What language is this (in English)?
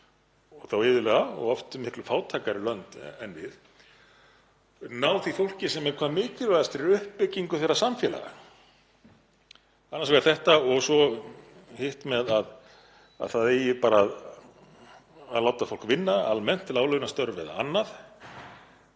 Icelandic